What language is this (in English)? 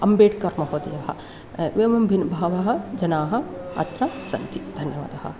Sanskrit